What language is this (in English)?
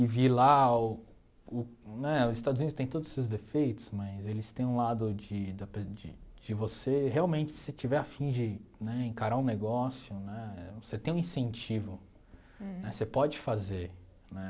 Portuguese